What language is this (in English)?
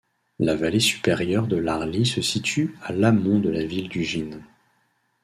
French